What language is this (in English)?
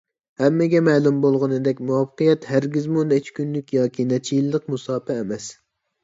Uyghur